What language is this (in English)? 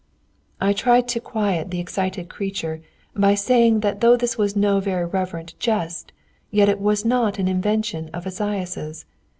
English